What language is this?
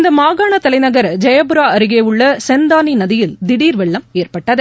Tamil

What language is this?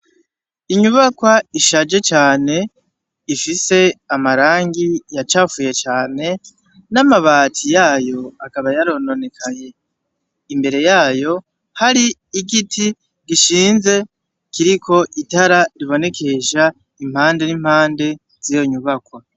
Rundi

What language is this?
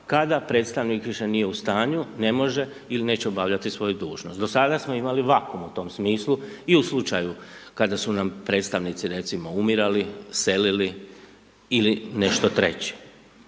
Croatian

